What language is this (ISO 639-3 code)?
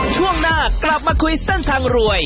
tha